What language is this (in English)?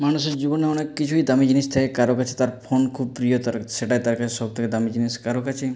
Bangla